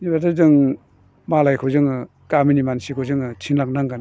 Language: Bodo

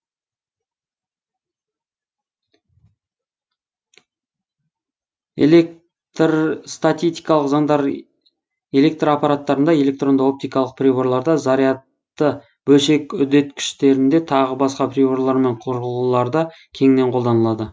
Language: Kazakh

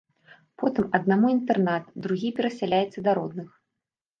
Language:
Belarusian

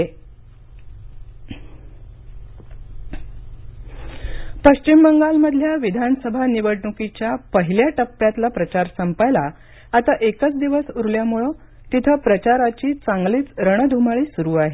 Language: Marathi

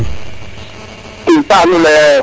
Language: Serer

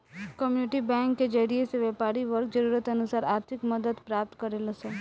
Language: Bhojpuri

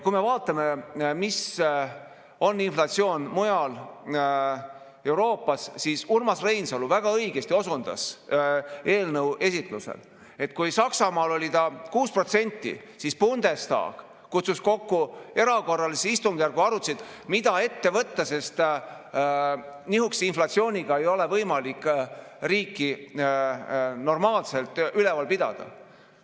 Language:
Estonian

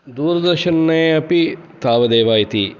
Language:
Sanskrit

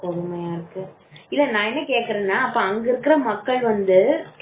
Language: Tamil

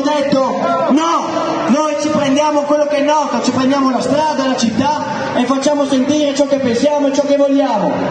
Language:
Italian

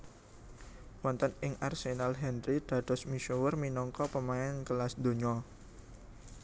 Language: Javanese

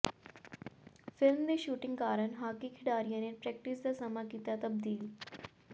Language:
Punjabi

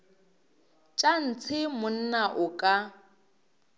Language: Northern Sotho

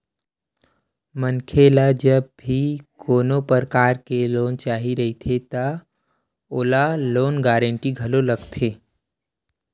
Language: Chhattisgarhi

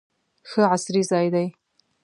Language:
Pashto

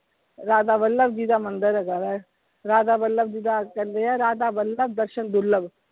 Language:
Punjabi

